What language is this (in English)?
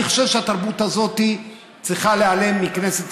Hebrew